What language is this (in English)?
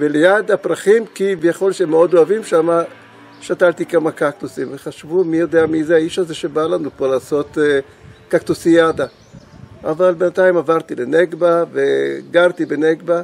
Hebrew